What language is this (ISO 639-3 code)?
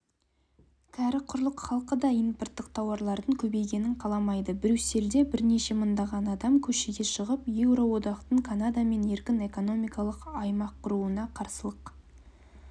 kaz